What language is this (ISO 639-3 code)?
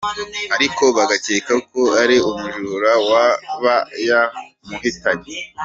kin